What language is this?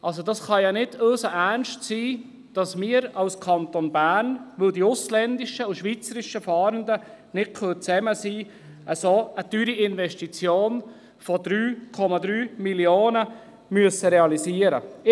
Swiss German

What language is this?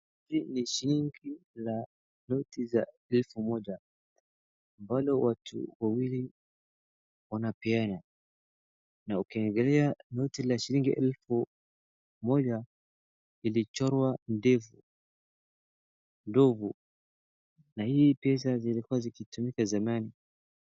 Swahili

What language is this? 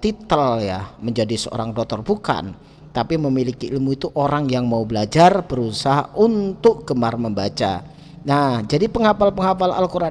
Indonesian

